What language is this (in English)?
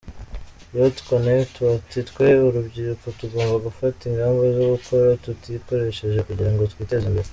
Kinyarwanda